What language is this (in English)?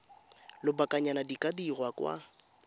Tswana